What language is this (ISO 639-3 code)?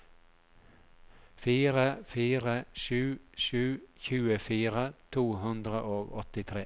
nor